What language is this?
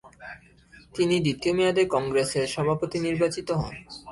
Bangla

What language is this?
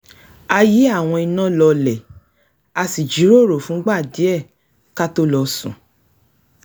Yoruba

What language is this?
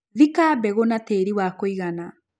Kikuyu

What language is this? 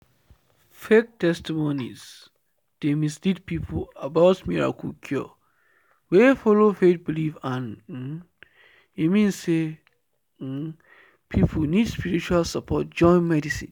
Nigerian Pidgin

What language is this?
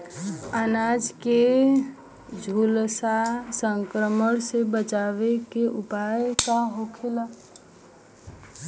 Bhojpuri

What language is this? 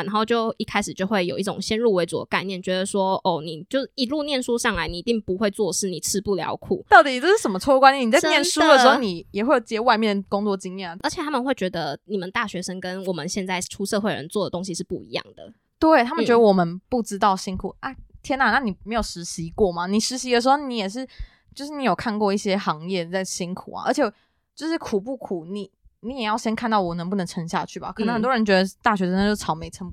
Chinese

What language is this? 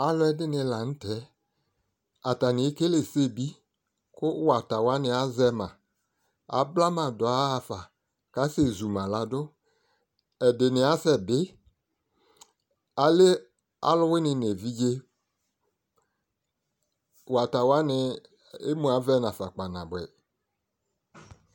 Ikposo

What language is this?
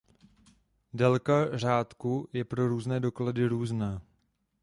Czech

